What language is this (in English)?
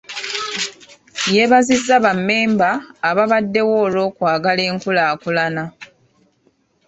Ganda